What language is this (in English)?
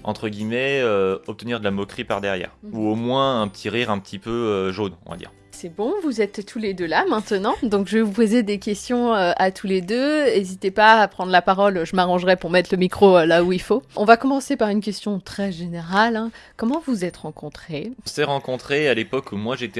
French